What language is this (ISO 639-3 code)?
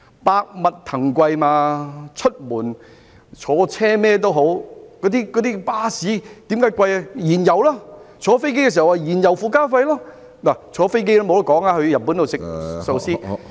yue